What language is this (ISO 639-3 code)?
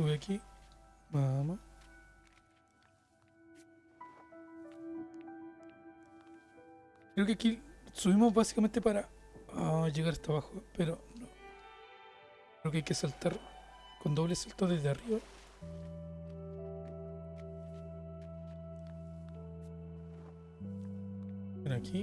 spa